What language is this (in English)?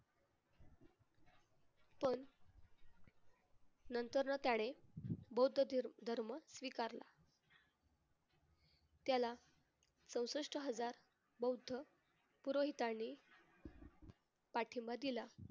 Marathi